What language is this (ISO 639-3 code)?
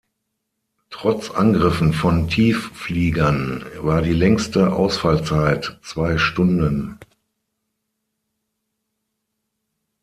deu